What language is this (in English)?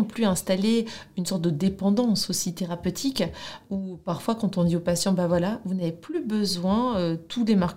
French